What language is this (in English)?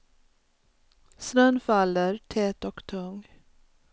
Swedish